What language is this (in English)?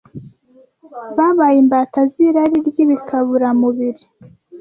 Kinyarwanda